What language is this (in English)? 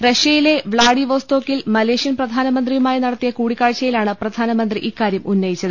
Malayalam